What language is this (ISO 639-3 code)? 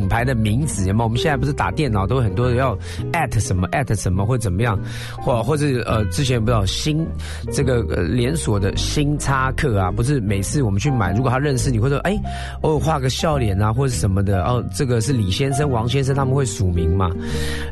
zho